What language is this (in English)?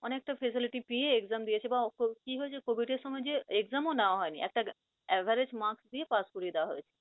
Bangla